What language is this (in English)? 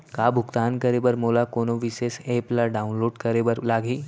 Chhattisgarhi